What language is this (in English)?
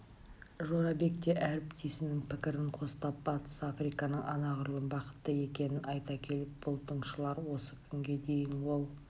Kazakh